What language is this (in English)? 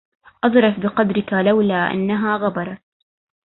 Arabic